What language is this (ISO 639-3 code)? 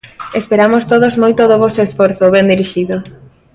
glg